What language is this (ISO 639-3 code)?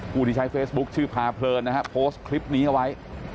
tha